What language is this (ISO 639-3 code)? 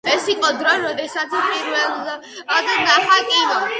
kat